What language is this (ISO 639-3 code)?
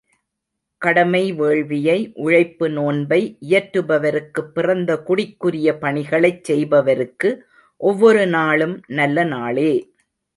tam